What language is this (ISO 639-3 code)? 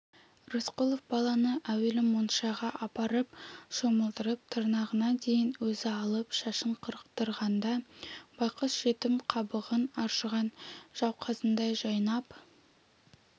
kaz